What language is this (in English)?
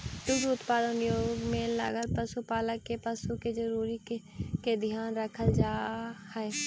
Magahi